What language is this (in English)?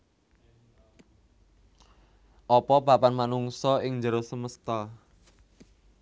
Javanese